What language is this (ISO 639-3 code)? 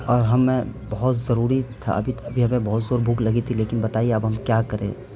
urd